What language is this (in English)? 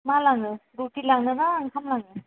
Bodo